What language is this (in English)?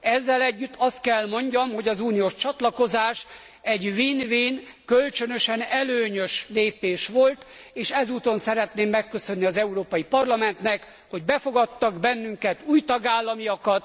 Hungarian